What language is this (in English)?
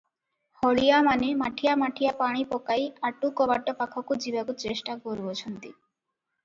Odia